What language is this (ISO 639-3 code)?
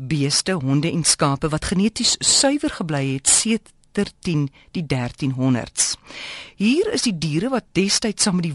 nld